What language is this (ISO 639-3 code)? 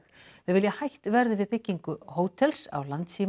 isl